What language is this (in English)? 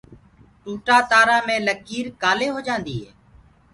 Gurgula